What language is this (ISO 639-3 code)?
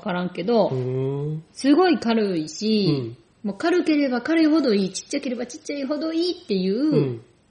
jpn